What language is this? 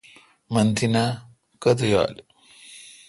Kalkoti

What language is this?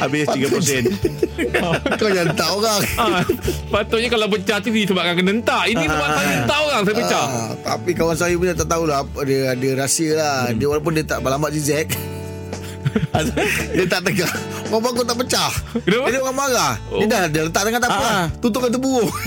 Malay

